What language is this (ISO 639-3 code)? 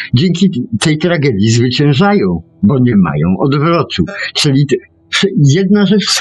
pol